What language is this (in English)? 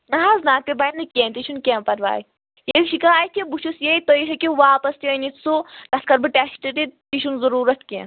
Kashmiri